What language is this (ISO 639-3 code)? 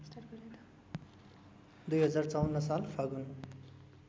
nep